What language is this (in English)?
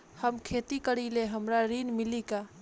Bhojpuri